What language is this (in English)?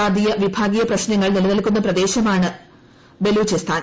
Malayalam